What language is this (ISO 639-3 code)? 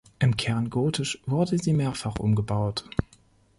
deu